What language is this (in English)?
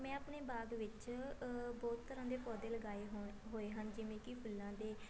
Punjabi